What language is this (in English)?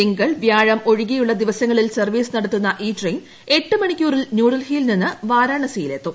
Malayalam